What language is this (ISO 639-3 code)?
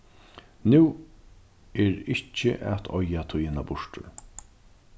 fao